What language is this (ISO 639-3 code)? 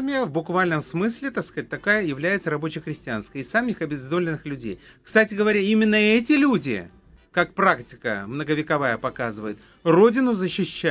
rus